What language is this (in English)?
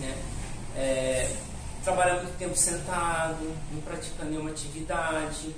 Portuguese